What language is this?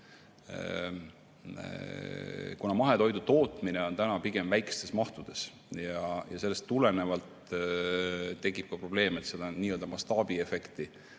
Estonian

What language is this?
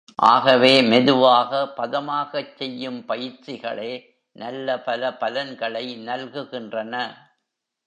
Tamil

